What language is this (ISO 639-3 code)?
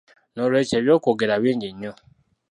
lug